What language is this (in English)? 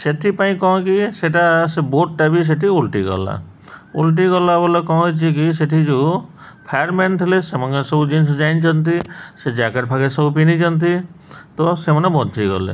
Odia